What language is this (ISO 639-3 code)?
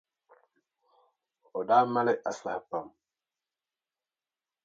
dag